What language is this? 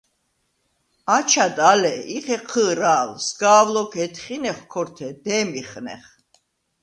Svan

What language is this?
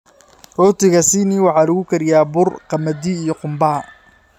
Somali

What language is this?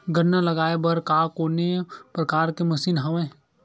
Chhattisgarhi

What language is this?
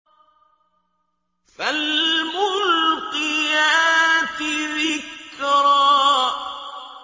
Arabic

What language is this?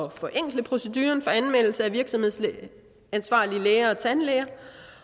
Danish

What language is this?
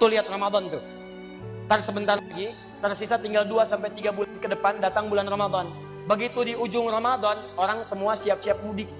Indonesian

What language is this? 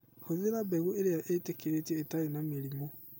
Kikuyu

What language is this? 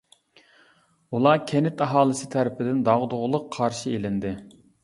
Uyghur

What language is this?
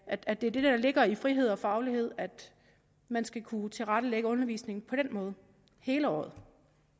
Danish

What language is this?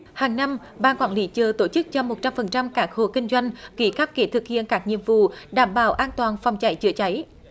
Vietnamese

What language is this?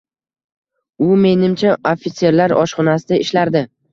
Uzbek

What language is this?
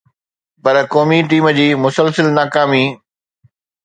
Sindhi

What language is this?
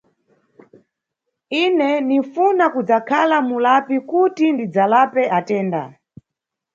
Nyungwe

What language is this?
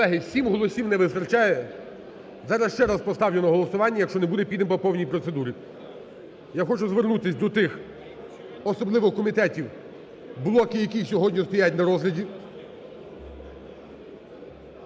Ukrainian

